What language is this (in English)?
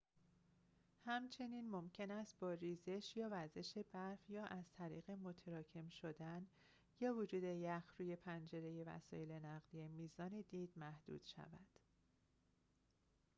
Persian